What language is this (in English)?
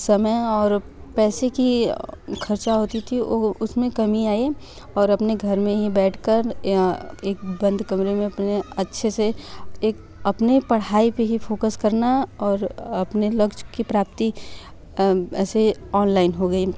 Hindi